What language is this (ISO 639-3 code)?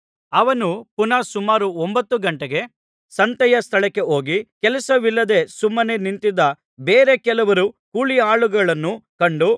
kan